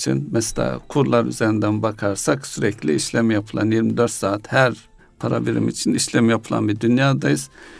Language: Turkish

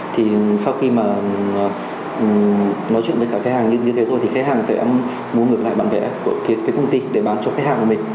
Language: Vietnamese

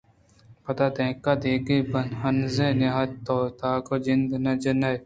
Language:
Eastern Balochi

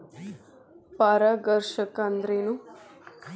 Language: Kannada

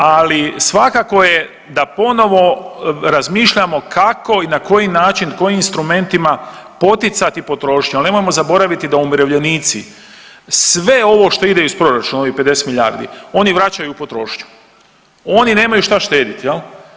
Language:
Croatian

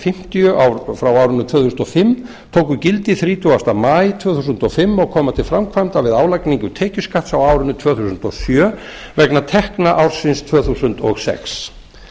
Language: Icelandic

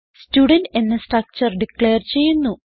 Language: Malayalam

